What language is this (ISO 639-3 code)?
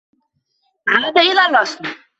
ara